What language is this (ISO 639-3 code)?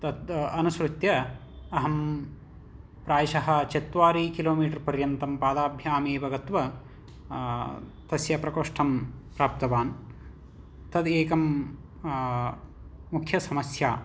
san